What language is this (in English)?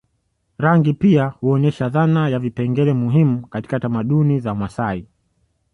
Swahili